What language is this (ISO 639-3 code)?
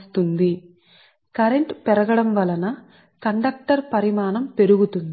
tel